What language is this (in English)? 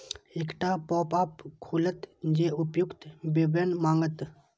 Maithili